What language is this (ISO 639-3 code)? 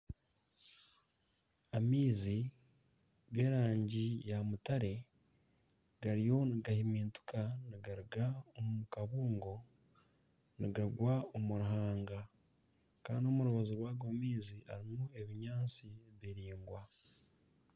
nyn